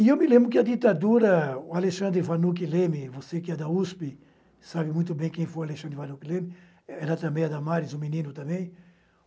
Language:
Portuguese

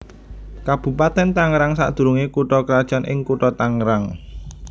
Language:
Javanese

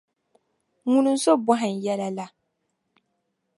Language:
Dagbani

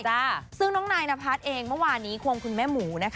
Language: Thai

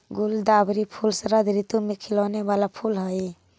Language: Magahi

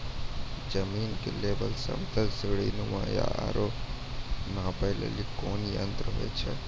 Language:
Maithili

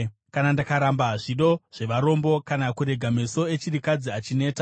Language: Shona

